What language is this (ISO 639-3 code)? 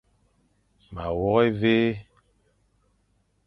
fan